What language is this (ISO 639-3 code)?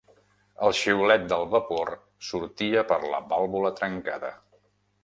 cat